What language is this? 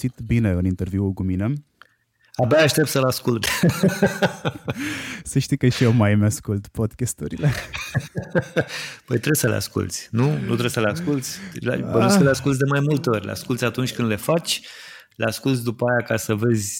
Romanian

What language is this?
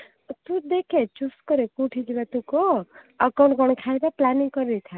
Odia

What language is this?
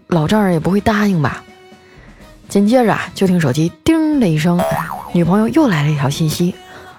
Chinese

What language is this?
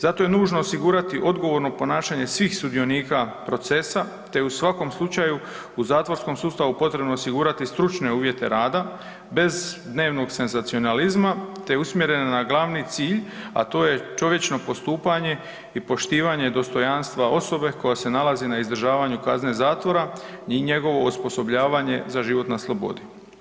Croatian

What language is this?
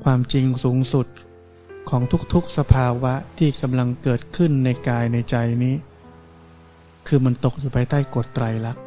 Thai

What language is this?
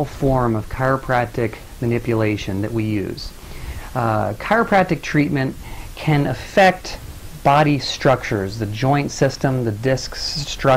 English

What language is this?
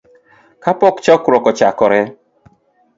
Luo (Kenya and Tanzania)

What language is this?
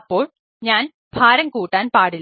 Malayalam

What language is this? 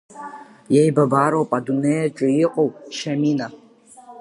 Abkhazian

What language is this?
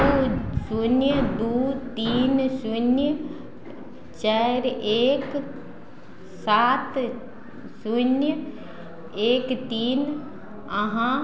Maithili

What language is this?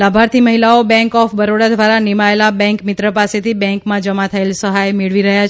Gujarati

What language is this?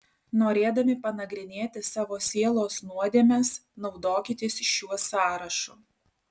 Lithuanian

